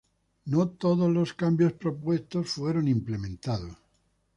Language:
Spanish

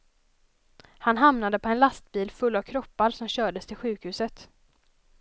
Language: Swedish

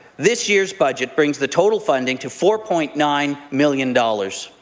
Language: English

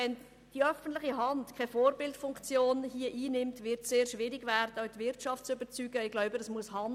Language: Swiss German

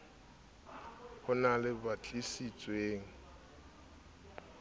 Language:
Southern Sotho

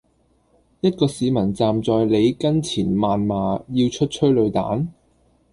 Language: Cantonese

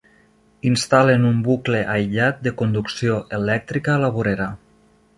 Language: Catalan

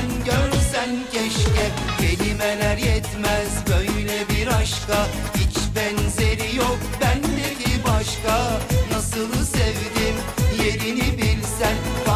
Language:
Turkish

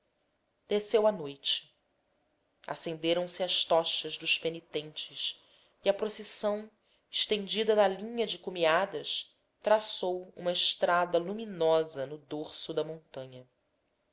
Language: Portuguese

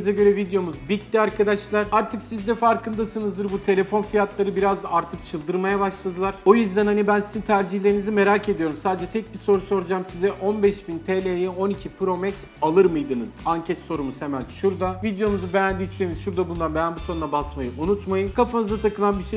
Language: Turkish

